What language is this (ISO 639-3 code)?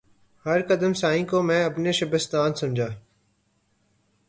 urd